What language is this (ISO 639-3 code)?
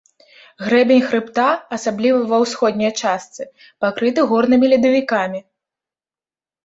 bel